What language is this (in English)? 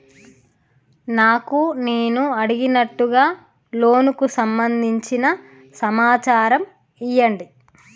Telugu